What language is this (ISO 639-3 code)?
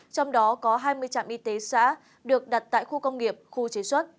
vie